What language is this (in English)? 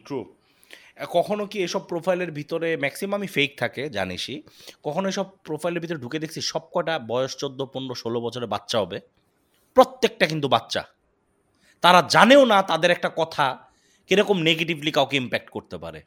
Bangla